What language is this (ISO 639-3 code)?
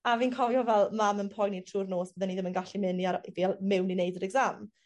cym